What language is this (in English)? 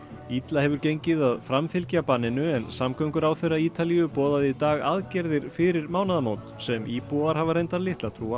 Icelandic